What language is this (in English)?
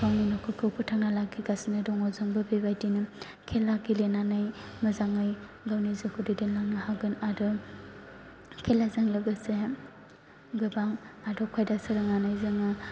Bodo